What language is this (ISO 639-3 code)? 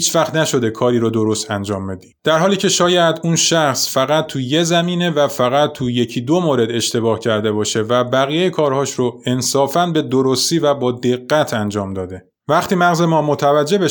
fas